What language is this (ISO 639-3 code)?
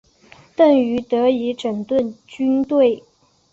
zho